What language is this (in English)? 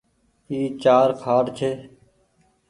Goaria